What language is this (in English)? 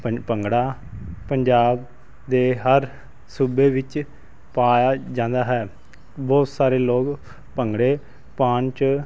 Punjabi